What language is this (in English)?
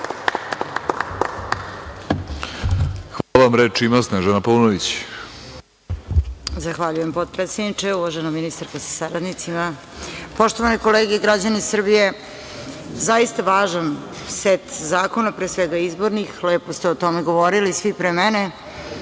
Serbian